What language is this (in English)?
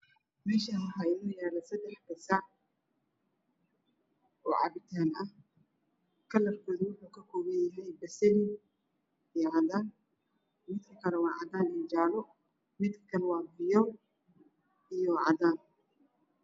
Somali